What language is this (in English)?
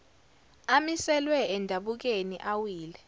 Zulu